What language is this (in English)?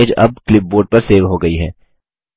Hindi